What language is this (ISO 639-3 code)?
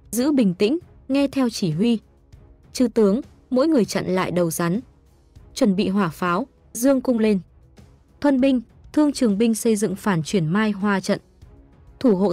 vie